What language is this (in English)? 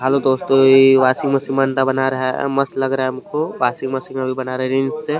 Hindi